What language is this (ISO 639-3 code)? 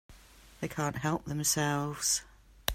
eng